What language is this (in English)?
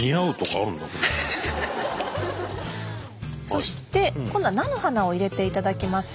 Japanese